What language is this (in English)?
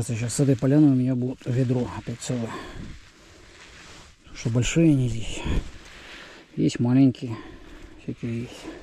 Russian